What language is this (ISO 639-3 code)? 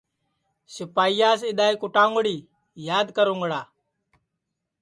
ssi